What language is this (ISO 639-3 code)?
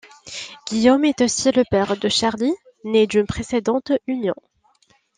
fra